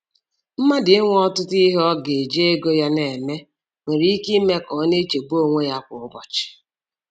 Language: Igbo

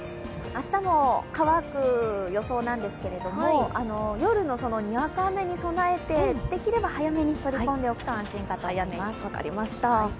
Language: Japanese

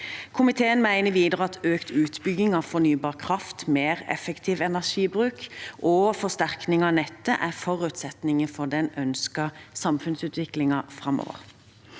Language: Norwegian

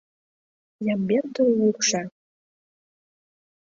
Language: Mari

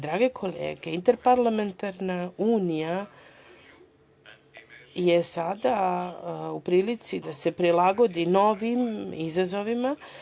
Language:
Serbian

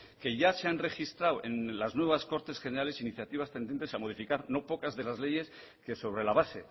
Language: Spanish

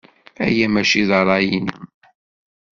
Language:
Kabyle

